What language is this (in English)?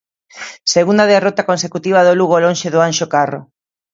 Galician